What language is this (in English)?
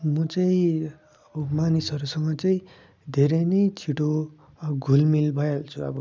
Nepali